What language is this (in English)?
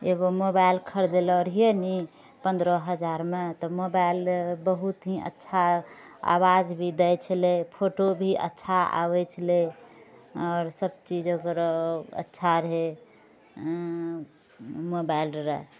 Maithili